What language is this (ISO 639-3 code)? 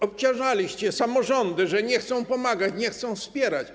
pol